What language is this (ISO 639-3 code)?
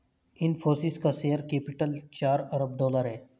hin